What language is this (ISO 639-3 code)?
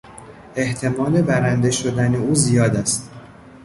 fas